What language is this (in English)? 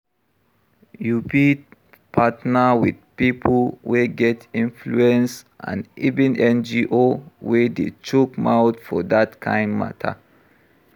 Nigerian Pidgin